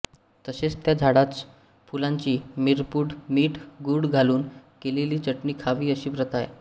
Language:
Marathi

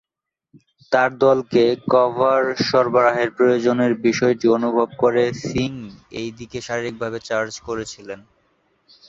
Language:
Bangla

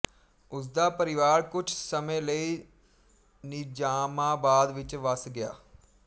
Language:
Punjabi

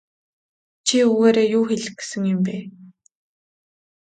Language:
Mongolian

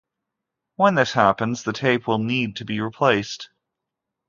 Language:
English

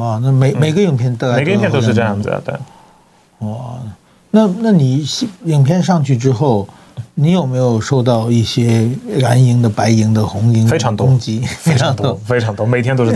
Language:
Chinese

